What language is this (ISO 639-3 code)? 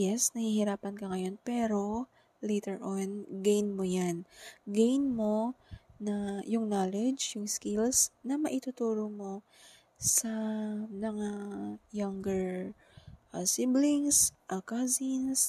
fil